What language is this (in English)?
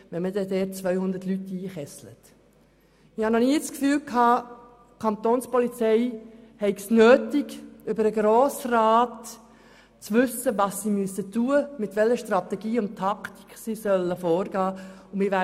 Swiss German